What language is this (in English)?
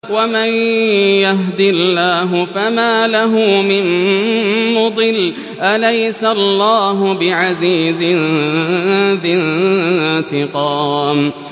Arabic